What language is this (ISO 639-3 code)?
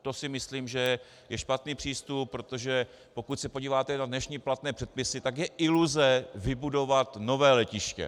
ces